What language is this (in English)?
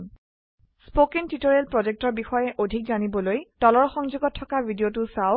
Assamese